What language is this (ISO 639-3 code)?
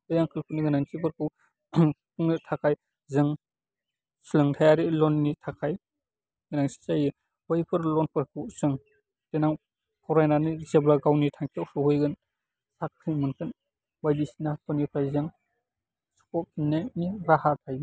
brx